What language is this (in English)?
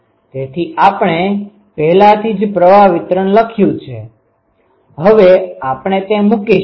Gujarati